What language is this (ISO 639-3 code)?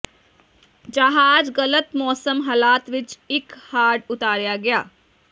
pan